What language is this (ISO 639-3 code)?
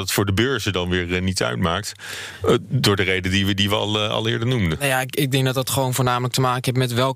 nld